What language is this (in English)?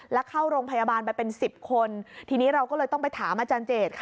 Thai